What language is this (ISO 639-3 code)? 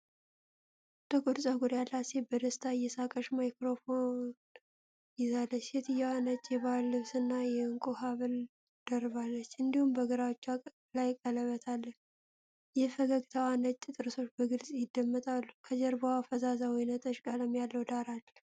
amh